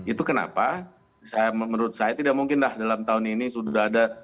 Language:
Indonesian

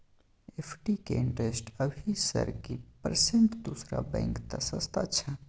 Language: Maithili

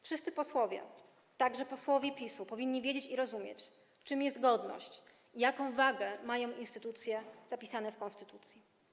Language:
Polish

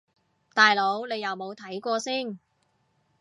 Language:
Cantonese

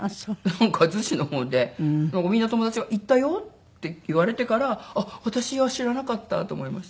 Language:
Japanese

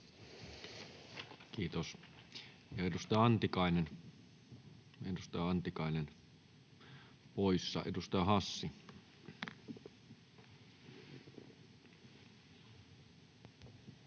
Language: Finnish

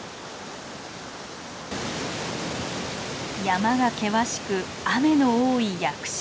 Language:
Japanese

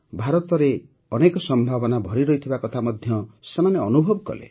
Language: Odia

